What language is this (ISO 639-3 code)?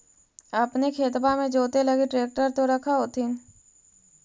mag